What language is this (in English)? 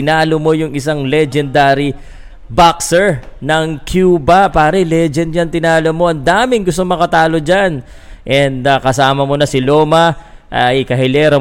Filipino